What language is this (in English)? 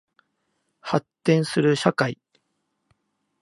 Japanese